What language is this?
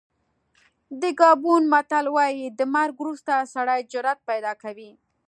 Pashto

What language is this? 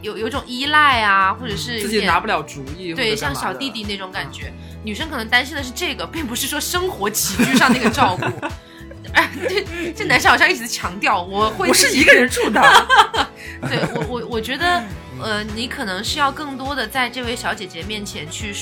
Chinese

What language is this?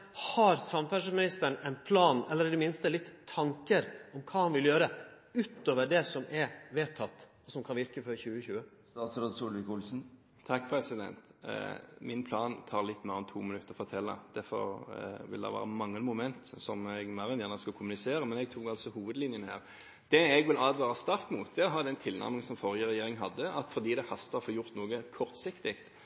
Norwegian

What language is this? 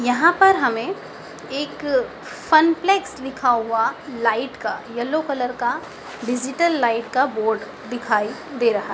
Hindi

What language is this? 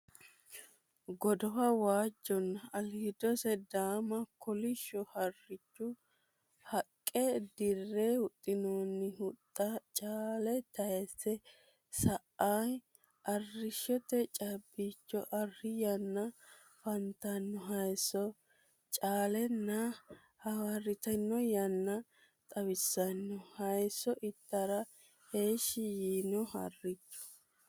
Sidamo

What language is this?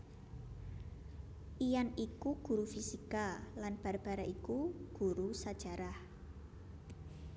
Javanese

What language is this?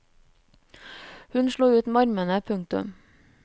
Norwegian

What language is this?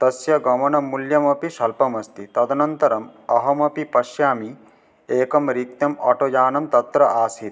Sanskrit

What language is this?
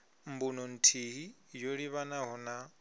Venda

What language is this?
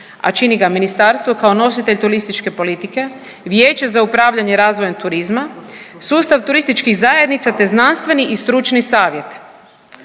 Croatian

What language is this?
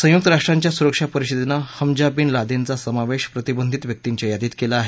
Marathi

